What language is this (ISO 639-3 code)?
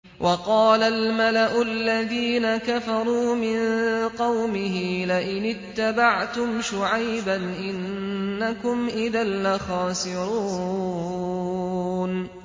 ara